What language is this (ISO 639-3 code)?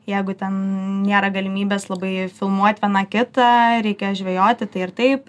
lit